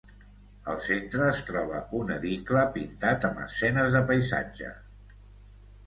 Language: Catalan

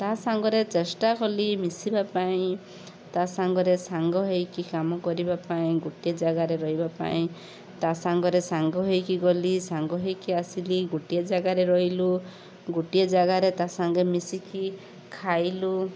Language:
Odia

